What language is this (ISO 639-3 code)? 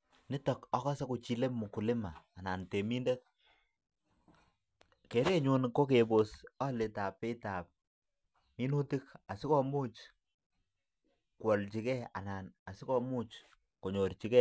kln